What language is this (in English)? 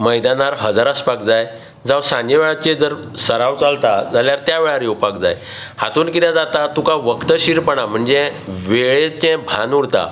Konkani